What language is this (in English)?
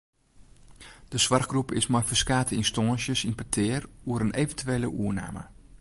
Western Frisian